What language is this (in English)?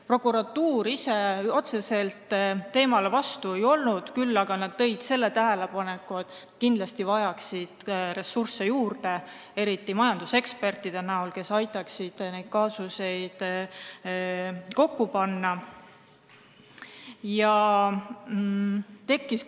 Estonian